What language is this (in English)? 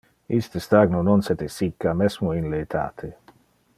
Interlingua